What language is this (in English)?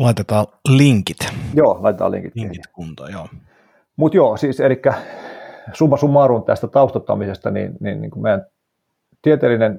Finnish